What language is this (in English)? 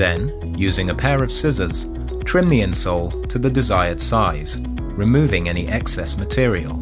English